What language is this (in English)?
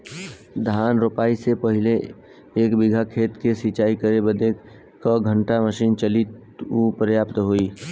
Bhojpuri